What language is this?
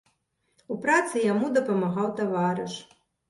Belarusian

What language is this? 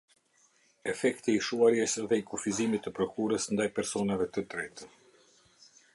Albanian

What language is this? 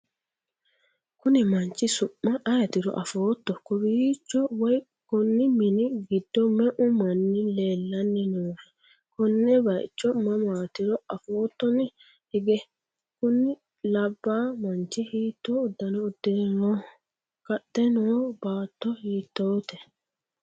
Sidamo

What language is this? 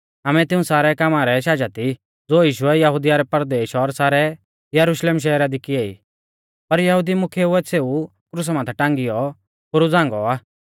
Mahasu Pahari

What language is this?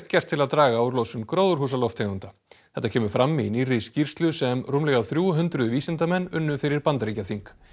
Icelandic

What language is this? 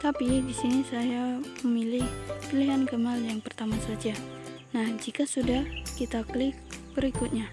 Indonesian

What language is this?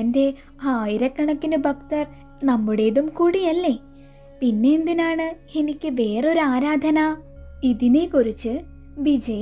Malayalam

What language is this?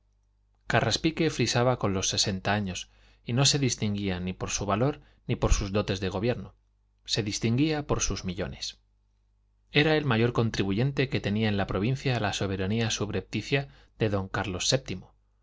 Spanish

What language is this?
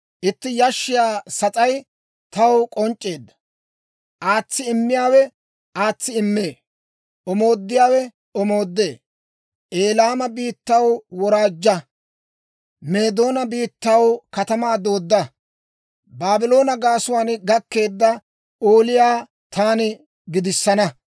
Dawro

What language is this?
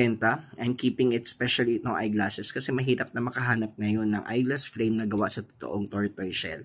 Filipino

